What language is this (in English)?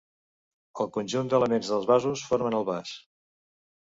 Catalan